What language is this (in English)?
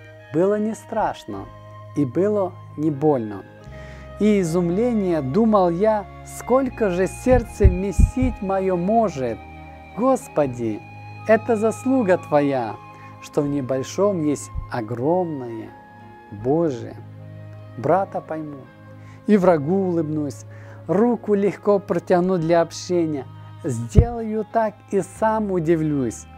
Russian